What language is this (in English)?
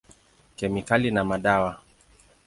Swahili